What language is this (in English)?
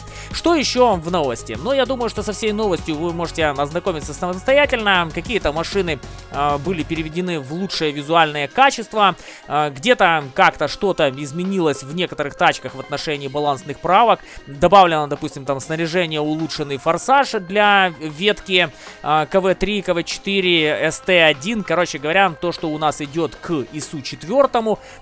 Russian